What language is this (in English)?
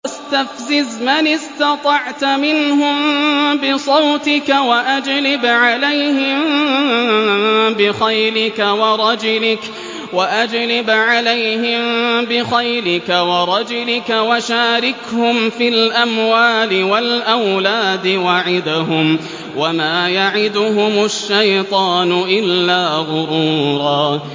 Arabic